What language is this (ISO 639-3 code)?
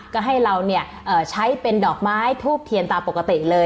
tha